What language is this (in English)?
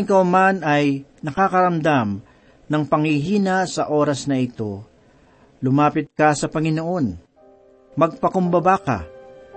Filipino